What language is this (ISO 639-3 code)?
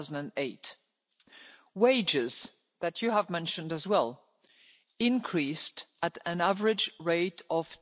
eng